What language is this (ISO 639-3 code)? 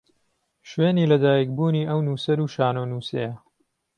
ckb